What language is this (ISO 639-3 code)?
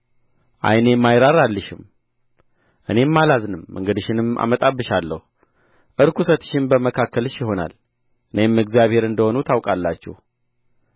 amh